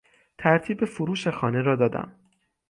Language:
Persian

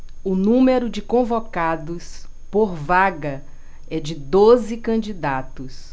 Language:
Portuguese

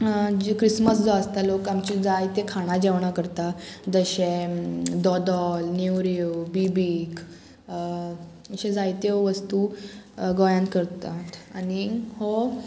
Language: Konkani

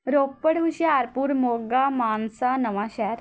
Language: Punjabi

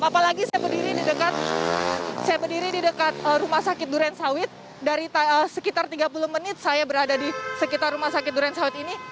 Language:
Indonesian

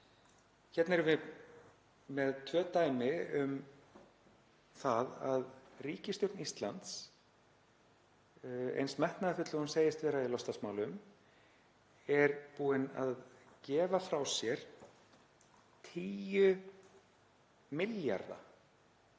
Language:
Icelandic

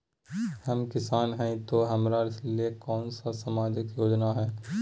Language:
Magahi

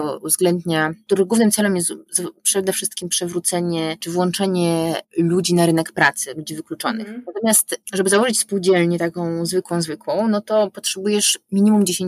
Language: Polish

